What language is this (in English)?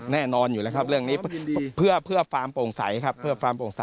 Thai